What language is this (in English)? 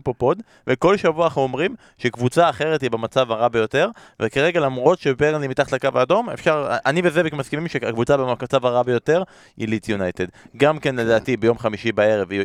Hebrew